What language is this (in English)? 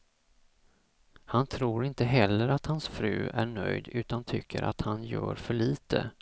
Swedish